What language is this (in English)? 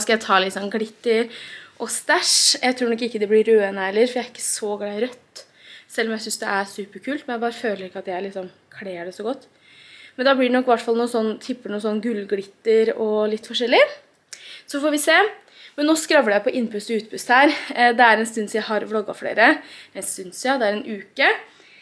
Norwegian